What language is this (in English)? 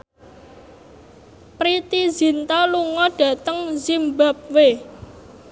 Javanese